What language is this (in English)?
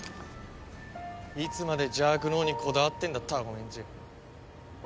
Japanese